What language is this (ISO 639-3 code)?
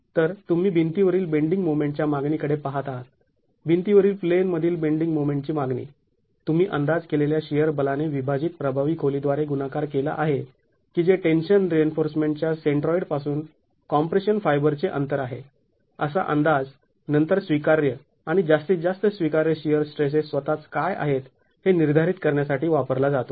mar